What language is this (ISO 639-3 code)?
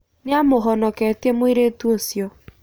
kik